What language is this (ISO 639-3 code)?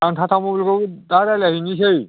brx